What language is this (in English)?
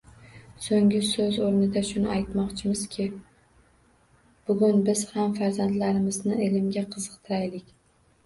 Uzbek